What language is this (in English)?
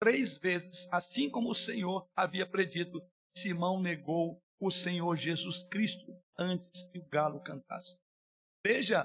Portuguese